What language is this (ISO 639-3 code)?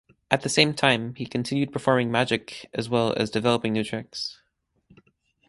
eng